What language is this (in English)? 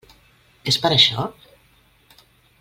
Catalan